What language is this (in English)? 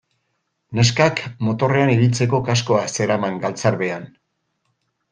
Basque